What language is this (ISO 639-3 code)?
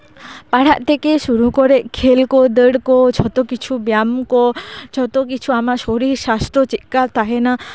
sat